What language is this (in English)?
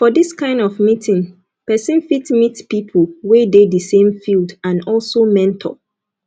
Nigerian Pidgin